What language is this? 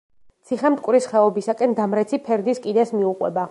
Georgian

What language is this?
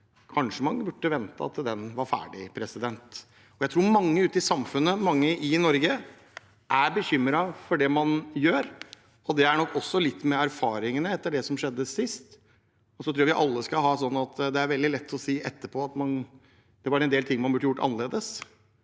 Norwegian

